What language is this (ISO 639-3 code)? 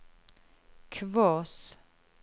nor